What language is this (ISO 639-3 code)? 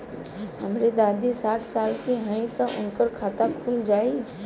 bho